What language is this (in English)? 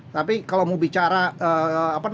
Indonesian